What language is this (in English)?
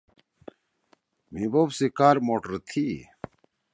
Torwali